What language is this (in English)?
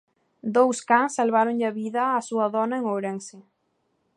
Galician